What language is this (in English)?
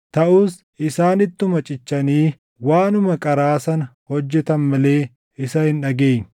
Oromo